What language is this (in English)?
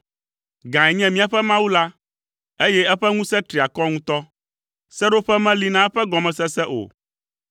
Ewe